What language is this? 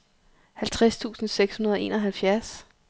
Danish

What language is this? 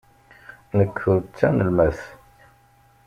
Kabyle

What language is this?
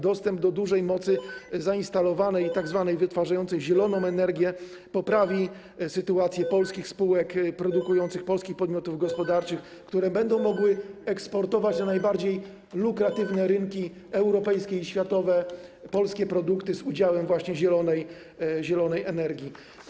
Polish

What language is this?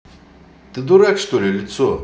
Russian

